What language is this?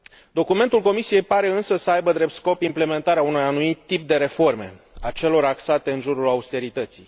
Romanian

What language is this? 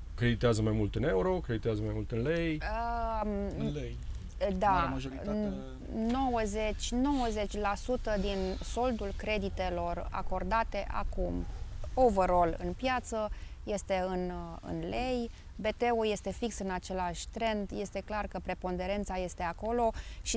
Romanian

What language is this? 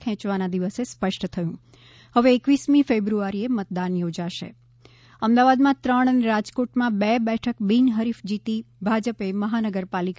Gujarati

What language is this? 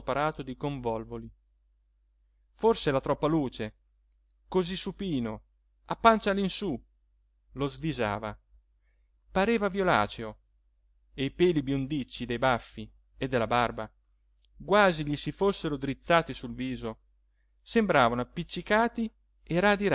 Italian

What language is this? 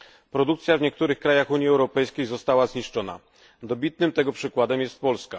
Polish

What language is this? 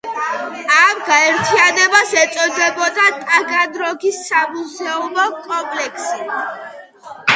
Georgian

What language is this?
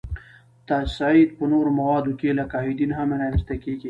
Pashto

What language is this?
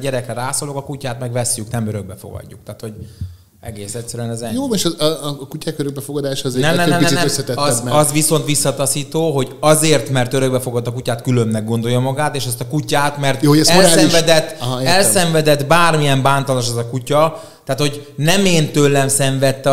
Hungarian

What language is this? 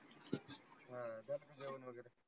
Marathi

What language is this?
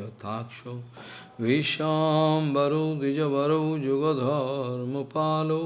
Portuguese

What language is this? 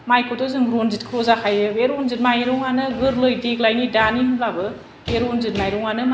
Bodo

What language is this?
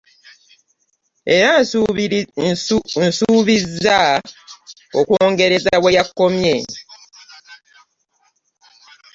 Ganda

